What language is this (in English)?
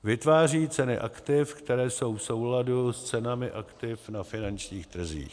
Czech